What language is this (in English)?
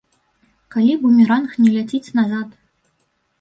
Belarusian